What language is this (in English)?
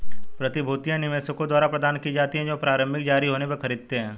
Hindi